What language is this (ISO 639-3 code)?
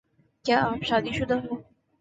urd